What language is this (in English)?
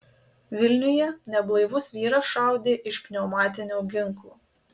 Lithuanian